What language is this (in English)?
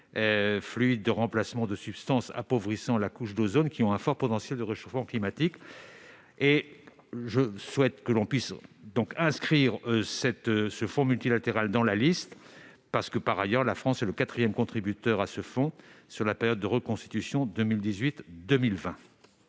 French